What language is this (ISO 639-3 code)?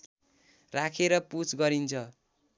nep